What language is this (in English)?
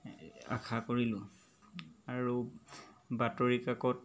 Assamese